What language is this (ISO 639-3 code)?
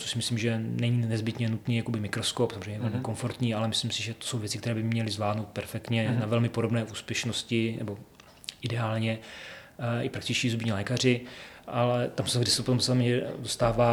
ces